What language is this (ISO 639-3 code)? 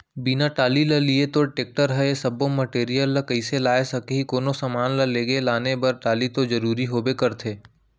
hne